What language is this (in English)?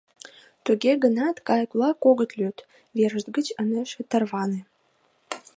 Mari